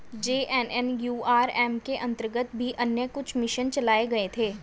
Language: Hindi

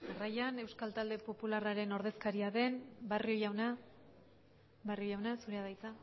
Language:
Basque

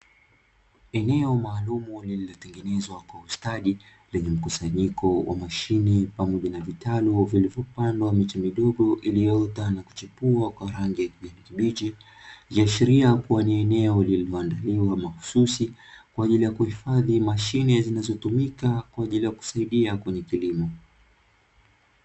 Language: Swahili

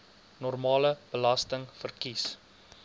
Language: Afrikaans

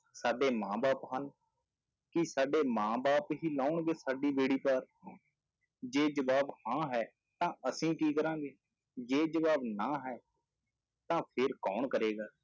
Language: Punjabi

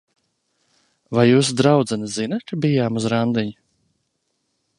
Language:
Latvian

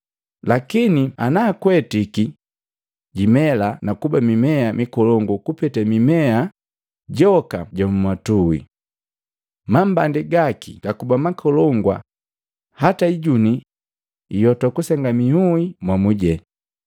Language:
Matengo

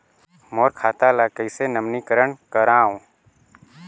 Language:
Chhattisgarhi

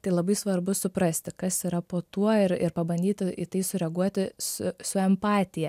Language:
Lithuanian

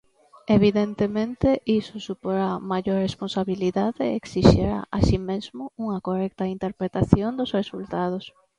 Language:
Galician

